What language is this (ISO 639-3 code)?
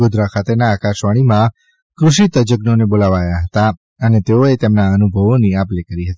guj